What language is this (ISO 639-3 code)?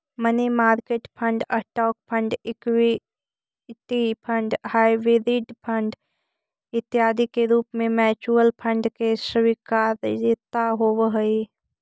mag